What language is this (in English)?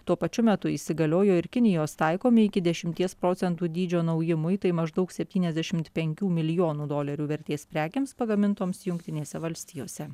Lithuanian